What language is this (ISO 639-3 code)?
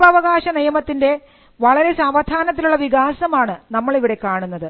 mal